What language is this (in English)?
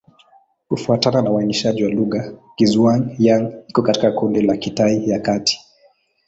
Swahili